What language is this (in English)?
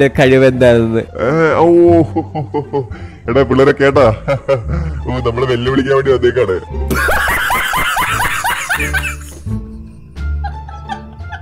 Malayalam